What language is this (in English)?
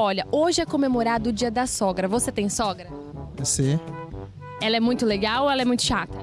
Portuguese